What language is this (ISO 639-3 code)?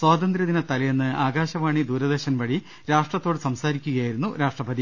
mal